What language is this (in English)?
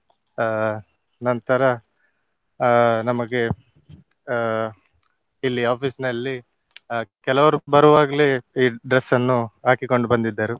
Kannada